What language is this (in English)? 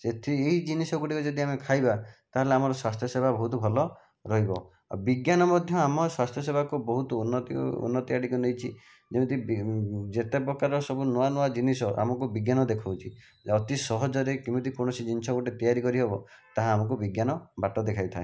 Odia